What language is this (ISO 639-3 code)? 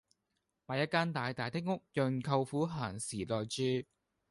yue